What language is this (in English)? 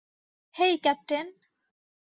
Bangla